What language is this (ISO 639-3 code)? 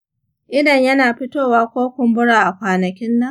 hau